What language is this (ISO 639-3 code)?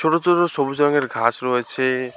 ben